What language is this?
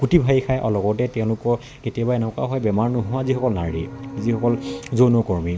Assamese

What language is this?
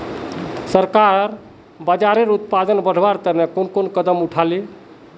Magahi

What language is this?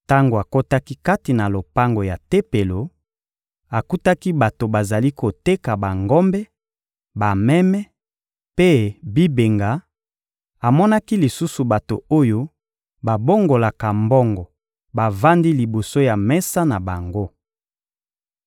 Lingala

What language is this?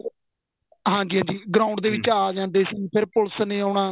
Punjabi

